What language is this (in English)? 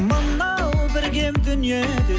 Kazakh